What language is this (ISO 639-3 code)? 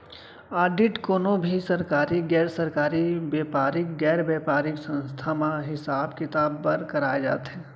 hne